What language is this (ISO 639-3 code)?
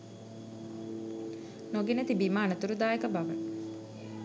sin